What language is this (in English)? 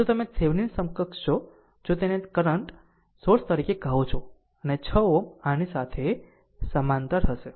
Gujarati